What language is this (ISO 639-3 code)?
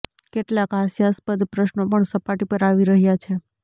guj